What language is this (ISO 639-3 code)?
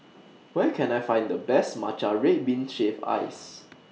eng